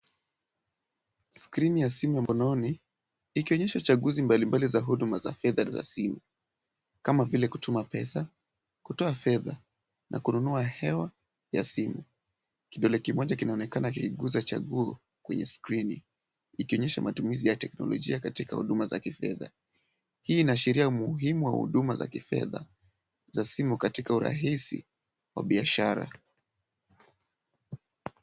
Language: Swahili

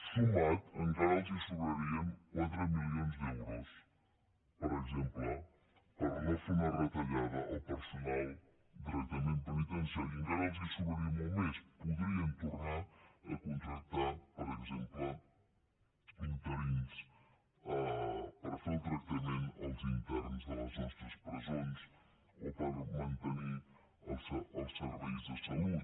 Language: Catalan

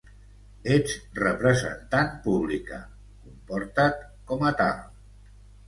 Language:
Catalan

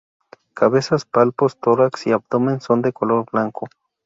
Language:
Spanish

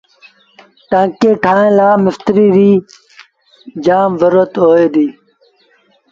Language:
Sindhi Bhil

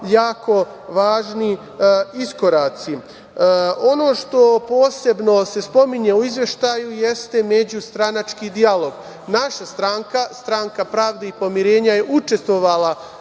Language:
Serbian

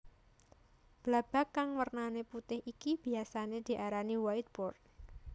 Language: Javanese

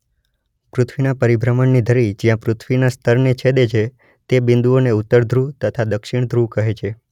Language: Gujarati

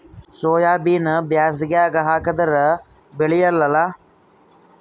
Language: Kannada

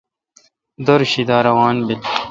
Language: Kalkoti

